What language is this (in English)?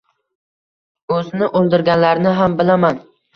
Uzbek